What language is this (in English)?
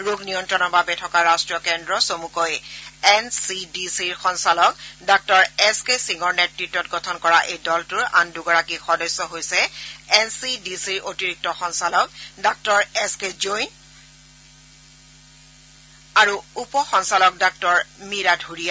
Assamese